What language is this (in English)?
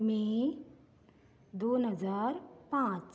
Konkani